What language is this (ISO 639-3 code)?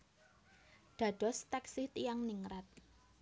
jav